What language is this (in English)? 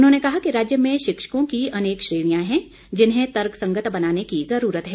Hindi